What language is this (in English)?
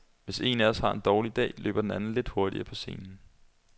Danish